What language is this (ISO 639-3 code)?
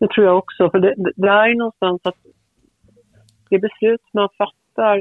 swe